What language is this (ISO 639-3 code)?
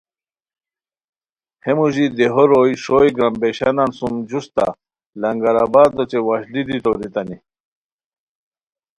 khw